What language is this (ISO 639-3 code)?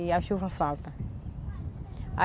por